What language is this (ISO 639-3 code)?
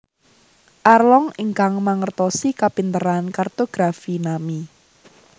jav